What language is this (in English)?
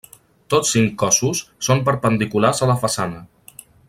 Catalan